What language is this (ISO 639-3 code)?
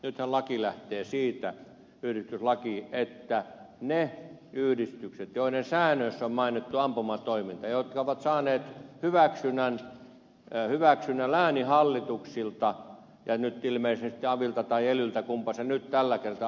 fin